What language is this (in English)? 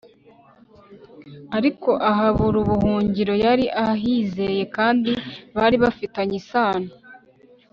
Kinyarwanda